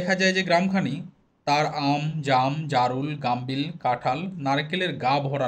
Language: Hindi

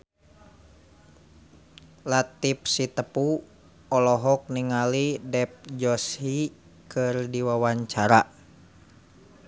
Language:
Sundanese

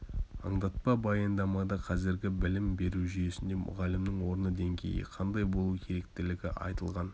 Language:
Kazakh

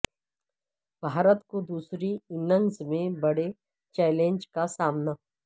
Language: Urdu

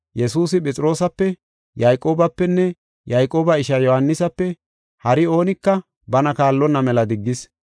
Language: Gofa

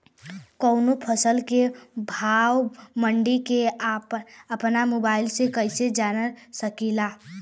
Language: Bhojpuri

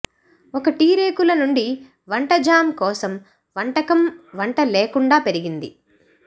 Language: Telugu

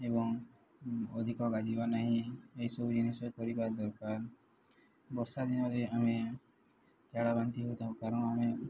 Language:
Odia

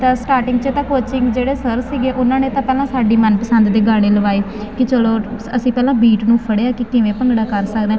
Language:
Punjabi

